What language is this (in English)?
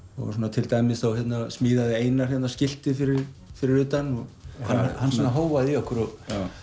Icelandic